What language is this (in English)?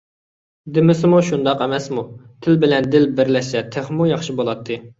Uyghur